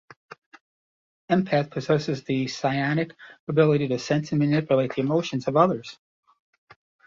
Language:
English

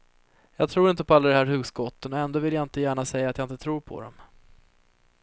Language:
Swedish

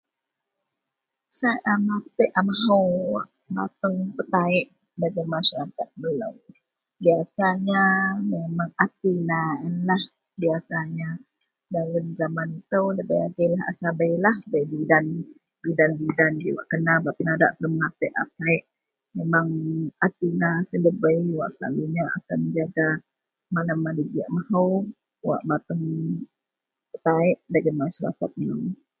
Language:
Central Melanau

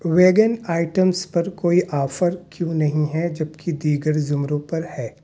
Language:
Urdu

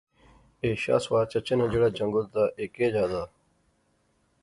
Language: Pahari-Potwari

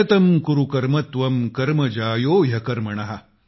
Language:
Marathi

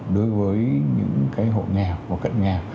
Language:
Vietnamese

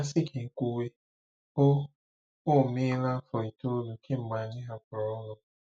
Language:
Igbo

